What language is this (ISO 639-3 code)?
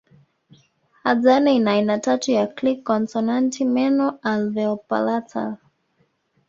swa